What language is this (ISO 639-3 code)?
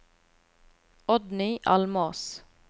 nor